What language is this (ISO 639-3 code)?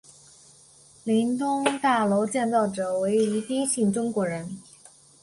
zho